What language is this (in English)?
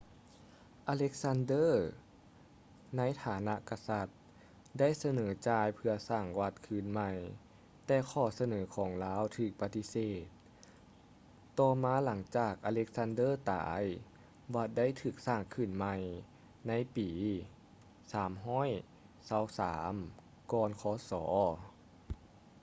Lao